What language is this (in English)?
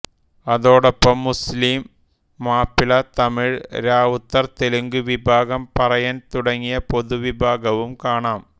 Malayalam